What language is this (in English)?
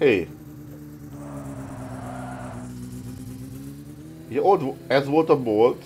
Hungarian